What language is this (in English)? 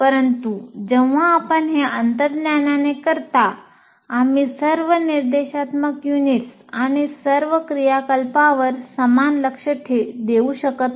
Marathi